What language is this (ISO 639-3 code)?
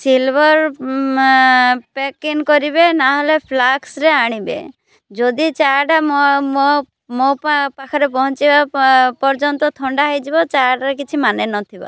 ori